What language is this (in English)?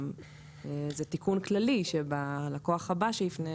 Hebrew